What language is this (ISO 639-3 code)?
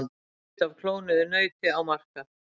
isl